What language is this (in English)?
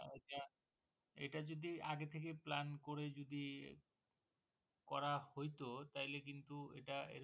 Bangla